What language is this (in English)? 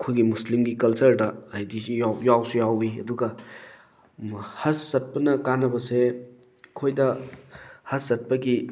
Manipuri